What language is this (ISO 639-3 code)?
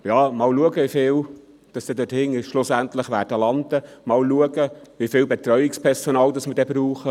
gsw